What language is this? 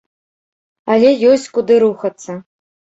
Belarusian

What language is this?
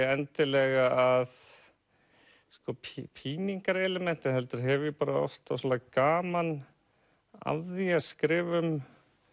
Icelandic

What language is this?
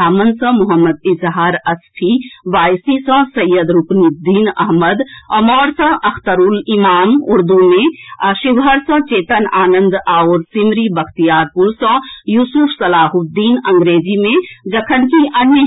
Maithili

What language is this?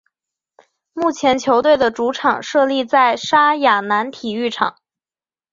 Chinese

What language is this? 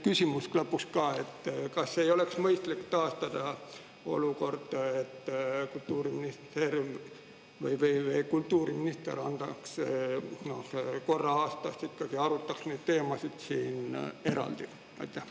Estonian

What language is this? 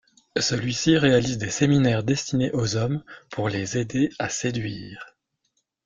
French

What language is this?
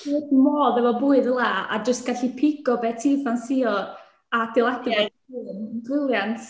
Welsh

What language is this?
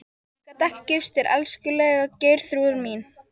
Icelandic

